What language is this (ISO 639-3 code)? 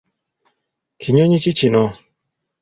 lug